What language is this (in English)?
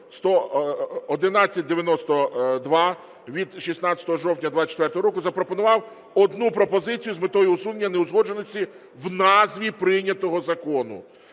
Ukrainian